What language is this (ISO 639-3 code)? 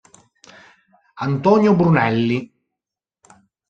ita